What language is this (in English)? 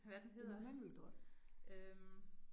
Danish